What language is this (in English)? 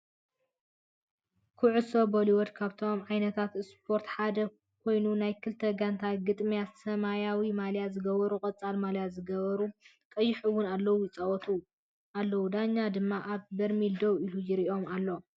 Tigrinya